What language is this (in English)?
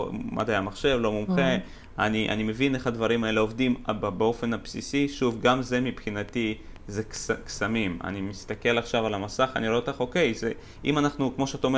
Hebrew